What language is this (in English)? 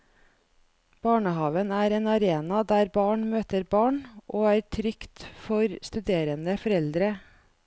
Norwegian